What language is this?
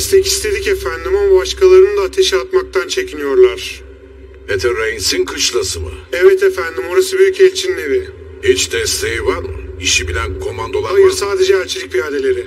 Turkish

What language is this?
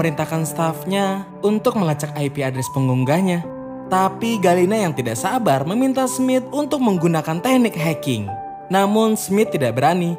Indonesian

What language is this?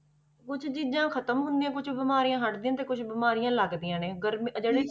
Punjabi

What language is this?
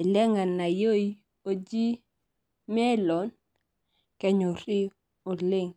Masai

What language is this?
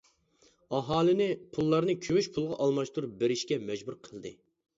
Uyghur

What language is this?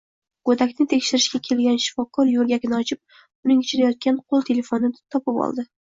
Uzbek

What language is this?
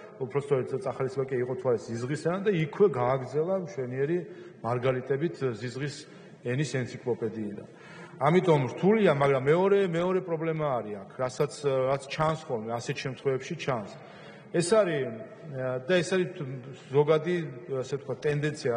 Romanian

